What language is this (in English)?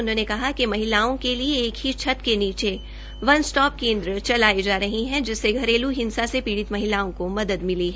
Hindi